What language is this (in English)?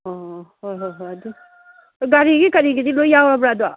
Manipuri